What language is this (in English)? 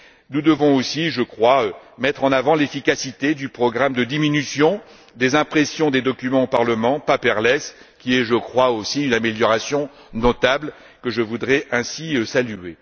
French